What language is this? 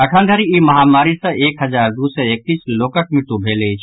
Maithili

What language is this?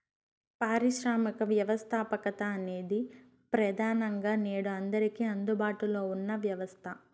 Telugu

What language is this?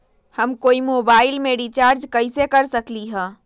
Magahi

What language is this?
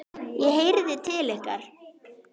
Icelandic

